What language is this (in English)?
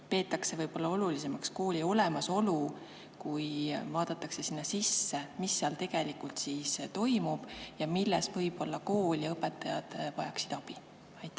Estonian